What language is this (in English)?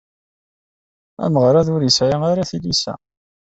Kabyle